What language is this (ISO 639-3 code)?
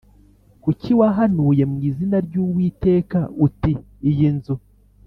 kin